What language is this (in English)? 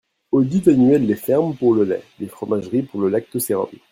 French